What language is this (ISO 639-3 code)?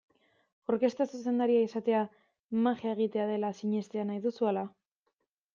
eus